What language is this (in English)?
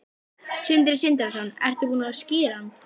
Icelandic